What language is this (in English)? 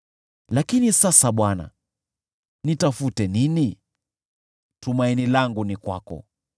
Swahili